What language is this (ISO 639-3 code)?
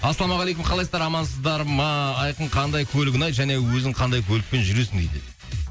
kaz